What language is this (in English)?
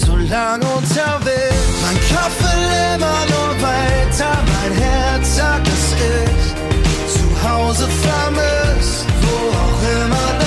German